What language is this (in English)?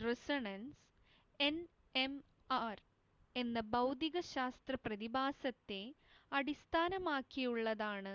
Malayalam